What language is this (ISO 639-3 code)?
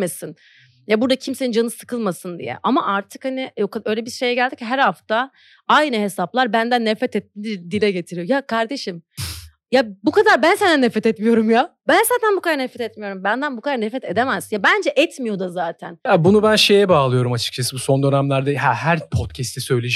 tur